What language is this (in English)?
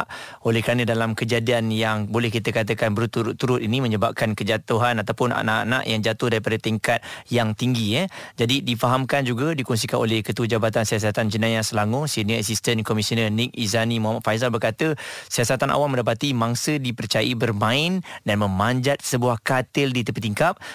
Malay